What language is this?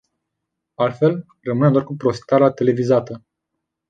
Romanian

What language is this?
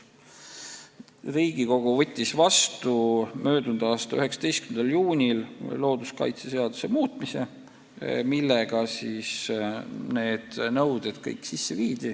Estonian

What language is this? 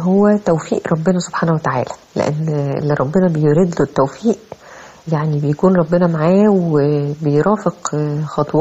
Arabic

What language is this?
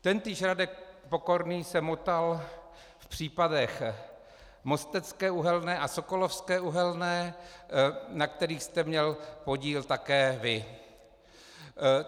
Czech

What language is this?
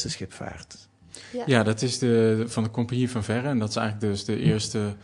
Dutch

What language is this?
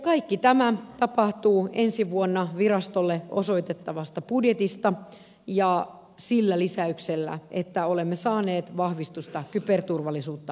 Finnish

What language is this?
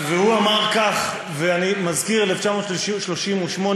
Hebrew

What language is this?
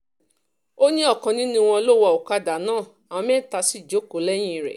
Yoruba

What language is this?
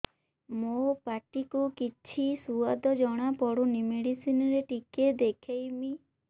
Odia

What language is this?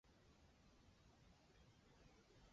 Chinese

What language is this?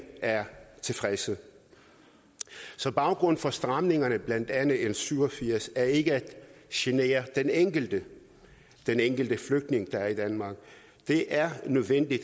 Danish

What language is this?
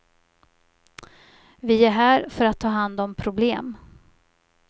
Swedish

